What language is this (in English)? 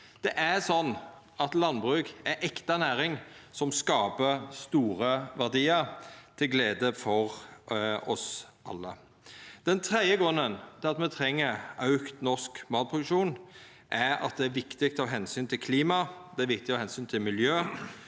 Norwegian